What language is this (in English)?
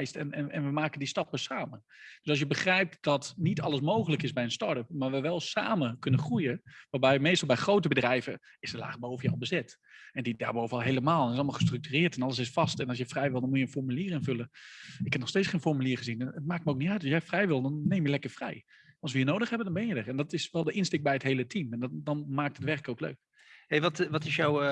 Dutch